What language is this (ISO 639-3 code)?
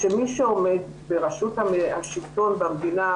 heb